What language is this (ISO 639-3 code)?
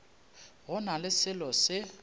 nso